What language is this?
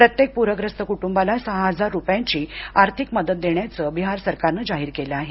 Marathi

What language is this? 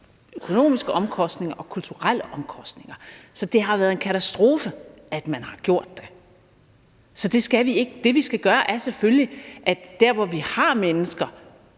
Danish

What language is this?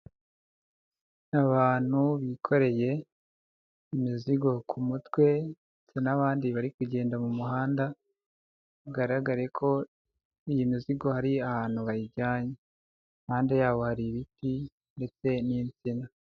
Kinyarwanda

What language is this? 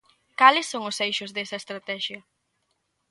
Galician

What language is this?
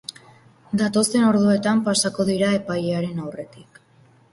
Basque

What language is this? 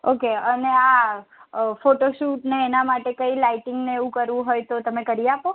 Gujarati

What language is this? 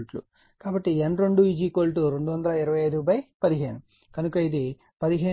Telugu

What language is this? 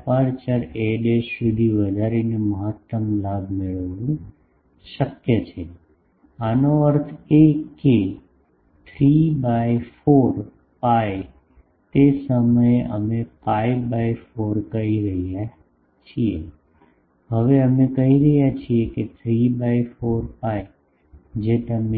Gujarati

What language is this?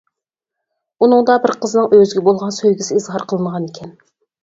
Uyghur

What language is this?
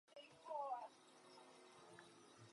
Czech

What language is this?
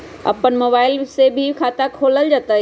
Magahi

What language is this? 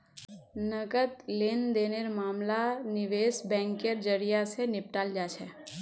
Magahi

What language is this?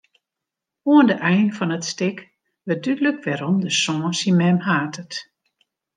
Western Frisian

